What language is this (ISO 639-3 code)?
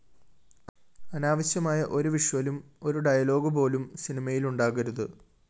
mal